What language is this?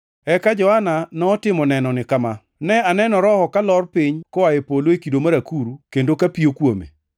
Luo (Kenya and Tanzania)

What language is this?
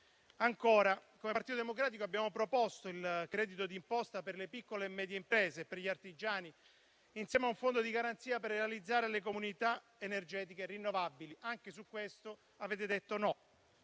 Italian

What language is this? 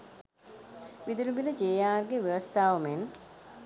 Sinhala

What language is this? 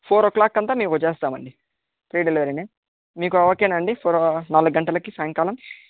Telugu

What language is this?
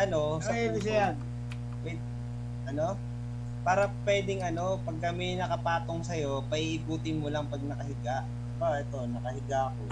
Filipino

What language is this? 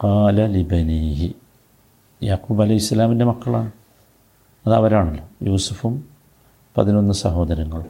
Malayalam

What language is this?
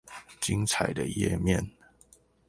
Chinese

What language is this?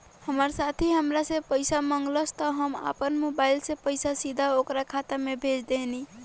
Bhojpuri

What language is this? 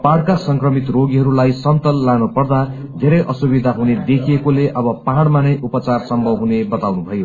Nepali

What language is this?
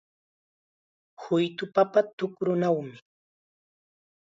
Chiquián Ancash Quechua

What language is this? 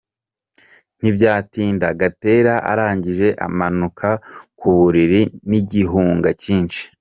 Kinyarwanda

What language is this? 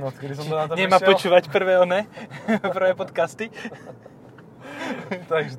Slovak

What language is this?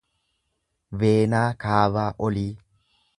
Oromo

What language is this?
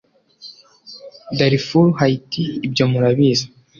Kinyarwanda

